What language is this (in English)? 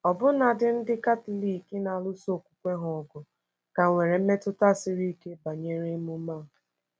Igbo